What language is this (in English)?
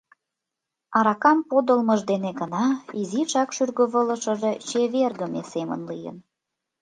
Mari